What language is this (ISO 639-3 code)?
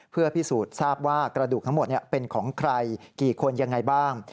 tha